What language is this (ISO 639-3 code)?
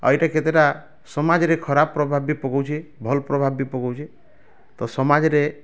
ori